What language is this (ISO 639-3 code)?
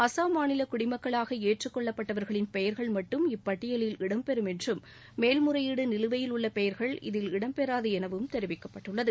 tam